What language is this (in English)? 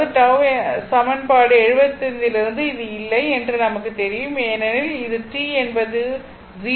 Tamil